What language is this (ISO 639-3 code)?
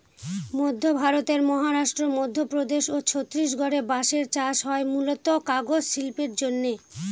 ben